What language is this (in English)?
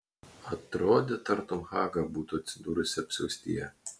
Lithuanian